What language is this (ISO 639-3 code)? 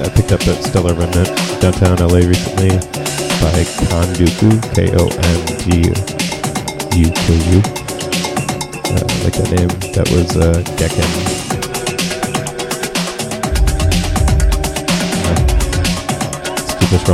eng